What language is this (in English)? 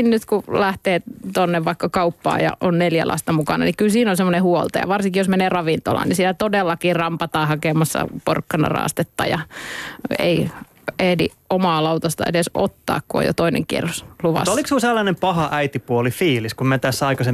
Finnish